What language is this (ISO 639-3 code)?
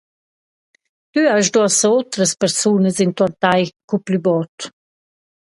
roh